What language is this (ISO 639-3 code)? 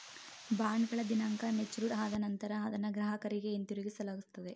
kan